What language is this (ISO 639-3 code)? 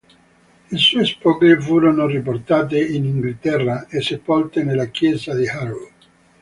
ita